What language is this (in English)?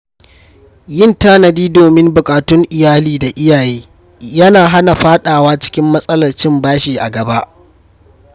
Hausa